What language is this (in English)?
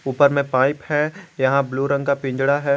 Hindi